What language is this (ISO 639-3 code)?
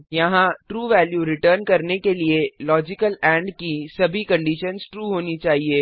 hin